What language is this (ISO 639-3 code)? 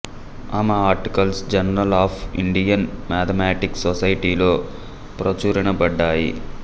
tel